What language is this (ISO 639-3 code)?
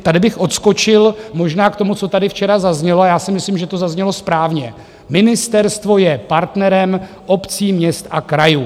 ces